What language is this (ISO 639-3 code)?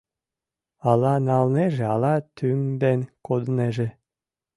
chm